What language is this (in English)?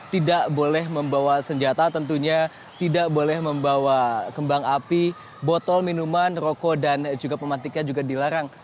Indonesian